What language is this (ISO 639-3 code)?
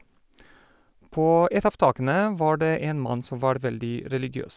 nor